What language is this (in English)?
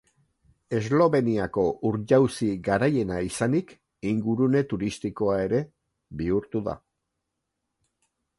Basque